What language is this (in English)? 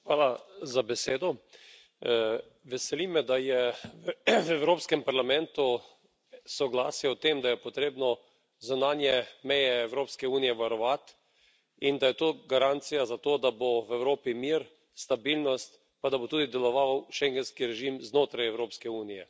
Slovenian